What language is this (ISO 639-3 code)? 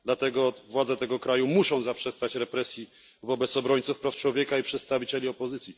pol